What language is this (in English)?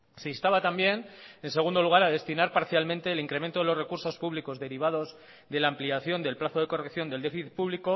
Spanish